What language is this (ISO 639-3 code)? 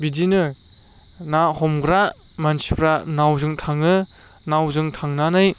brx